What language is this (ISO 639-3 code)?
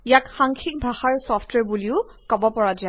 asm